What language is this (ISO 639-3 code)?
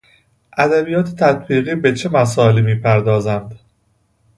fas